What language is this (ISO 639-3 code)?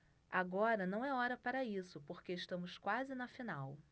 por